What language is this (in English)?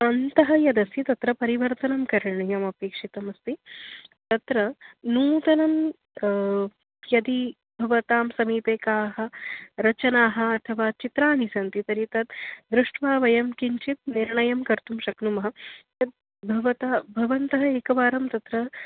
Sanskrit